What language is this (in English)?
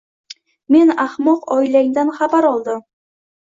Uzbek